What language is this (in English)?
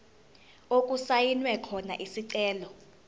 Zulu